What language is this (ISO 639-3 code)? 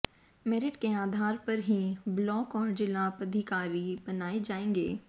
hin